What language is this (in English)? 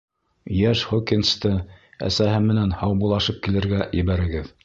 Bashkir